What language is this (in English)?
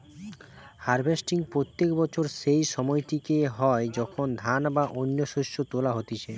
Bangla